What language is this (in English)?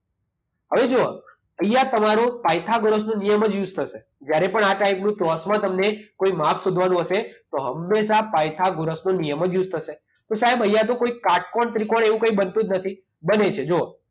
Gujarati